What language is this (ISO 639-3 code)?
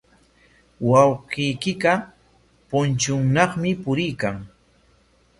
qwa